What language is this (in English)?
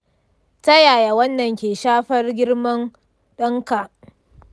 Hausa